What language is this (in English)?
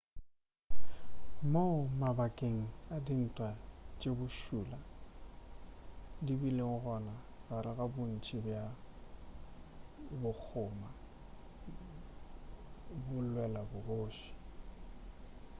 Northern Sotho